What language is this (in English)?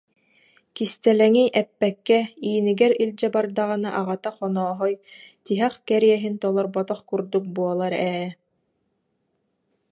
Yakut